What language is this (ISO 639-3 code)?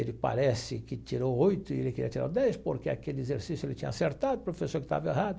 por